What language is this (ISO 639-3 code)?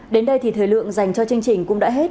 vie